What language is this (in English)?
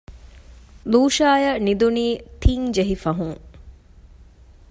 Divehi